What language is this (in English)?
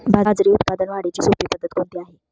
Marathi